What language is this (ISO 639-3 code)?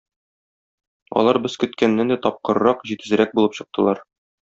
tat